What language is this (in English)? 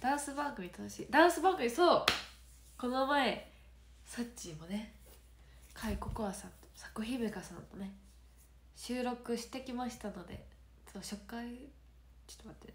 Japanese